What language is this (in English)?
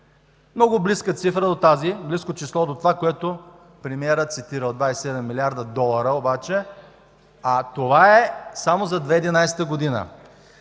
Bulgarian